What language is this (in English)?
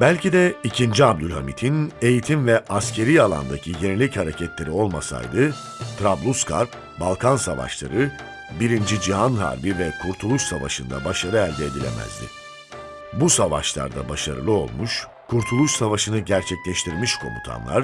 Turkish